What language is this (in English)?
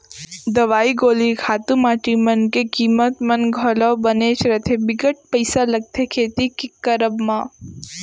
Chhattisgarhi